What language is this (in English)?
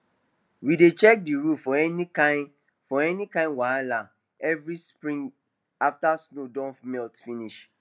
Nigerian Pidgin